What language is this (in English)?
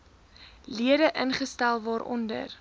Afrikaans